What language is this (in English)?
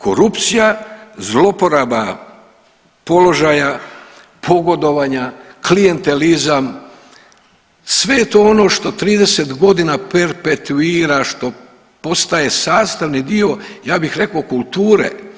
Croatian